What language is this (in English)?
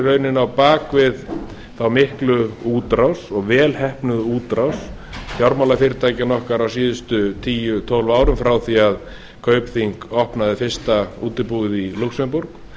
Icelandic